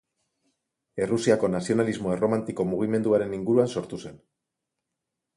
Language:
Basque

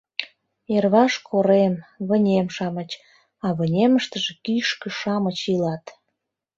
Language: Mari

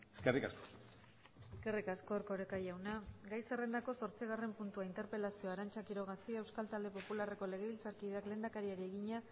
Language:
Basque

